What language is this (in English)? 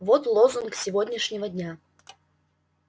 Russian